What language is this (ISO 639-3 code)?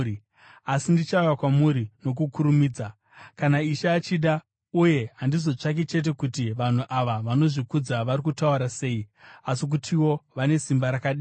sna